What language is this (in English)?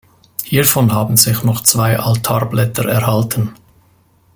German